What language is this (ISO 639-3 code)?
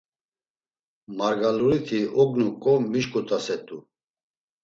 lzz